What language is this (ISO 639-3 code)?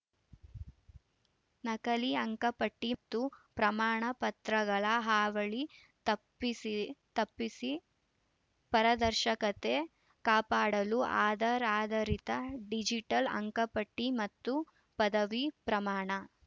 kan